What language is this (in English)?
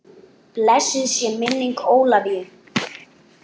Icelandic